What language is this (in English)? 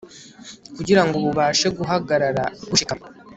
Kinyarwanda